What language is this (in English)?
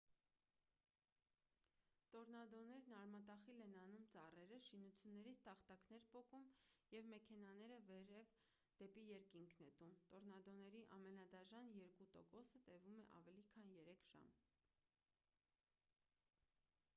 Armenian